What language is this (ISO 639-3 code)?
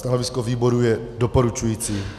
ces